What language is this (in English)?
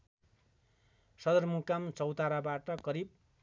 Nepali